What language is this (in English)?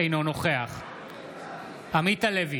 Hebrew